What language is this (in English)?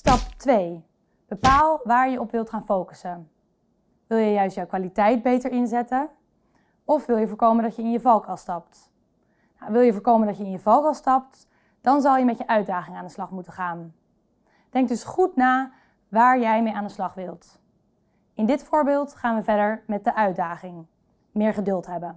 Dutch